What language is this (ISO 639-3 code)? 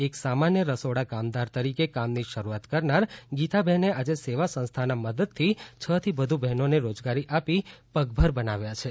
guj